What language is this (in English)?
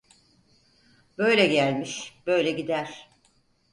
Turkish